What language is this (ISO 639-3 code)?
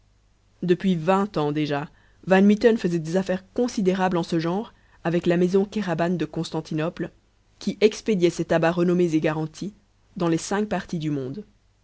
fra